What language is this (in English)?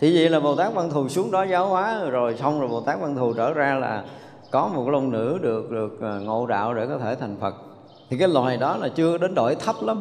Vietnamese